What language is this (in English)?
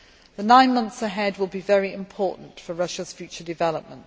English